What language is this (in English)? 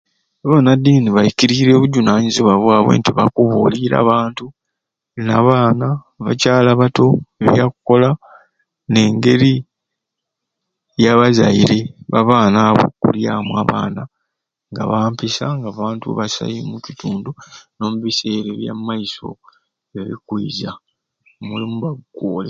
Ruuli